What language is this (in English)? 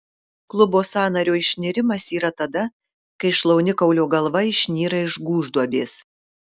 Lithuanian